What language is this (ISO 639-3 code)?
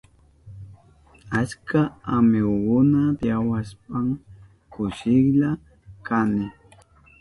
qup